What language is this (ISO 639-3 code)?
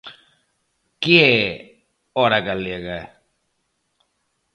glg